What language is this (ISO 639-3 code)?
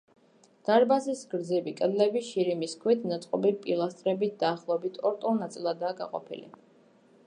kat